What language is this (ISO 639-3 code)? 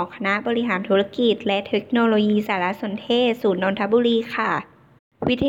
tha